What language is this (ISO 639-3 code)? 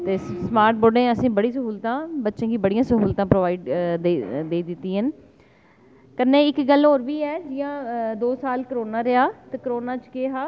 doi